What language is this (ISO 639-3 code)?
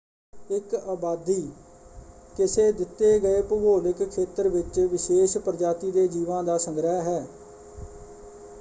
pan